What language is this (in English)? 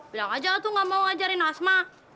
Indonesian